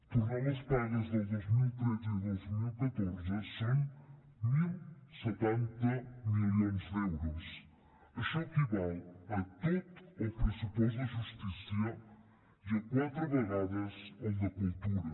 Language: Catalan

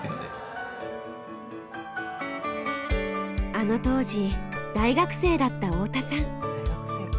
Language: Japanese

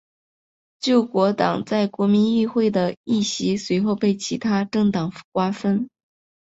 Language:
Chinese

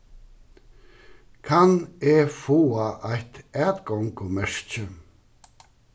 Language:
Faroese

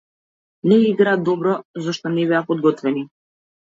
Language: Macedonian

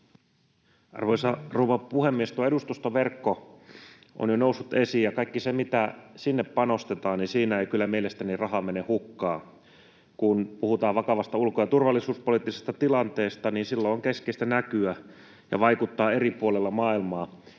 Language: Finnish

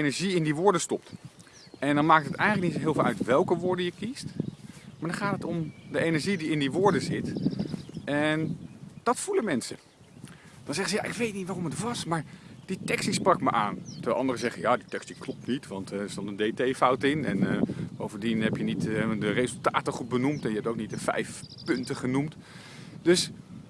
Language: Dutch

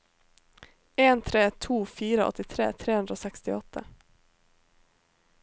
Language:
Norwegian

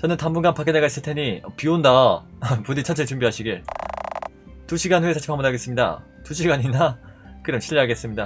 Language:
Korean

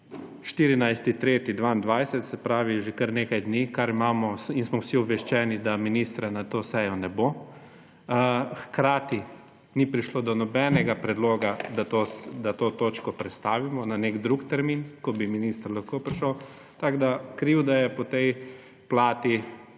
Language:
Slovenian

